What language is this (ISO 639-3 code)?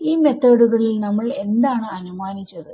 mal